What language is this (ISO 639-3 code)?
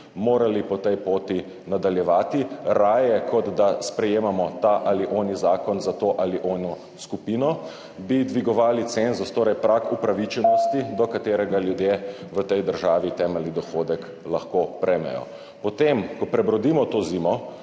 slv